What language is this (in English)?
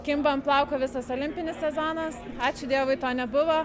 Lithuanian